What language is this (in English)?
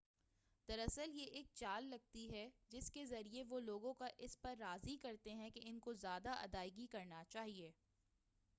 Urdu